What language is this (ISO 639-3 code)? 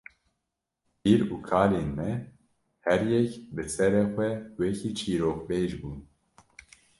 kur